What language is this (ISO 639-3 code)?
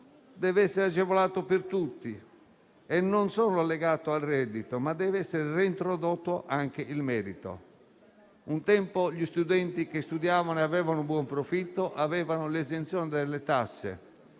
ita